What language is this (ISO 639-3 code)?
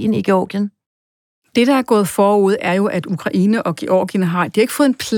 dan